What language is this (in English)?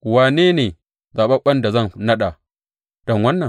Hausa